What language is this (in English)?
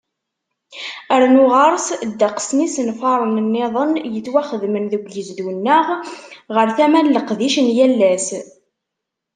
Kabyle